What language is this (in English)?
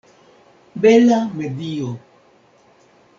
Esperanto